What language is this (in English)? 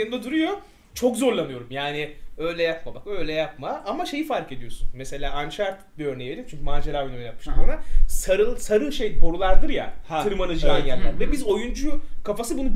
Turkish